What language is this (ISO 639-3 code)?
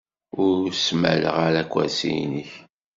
kab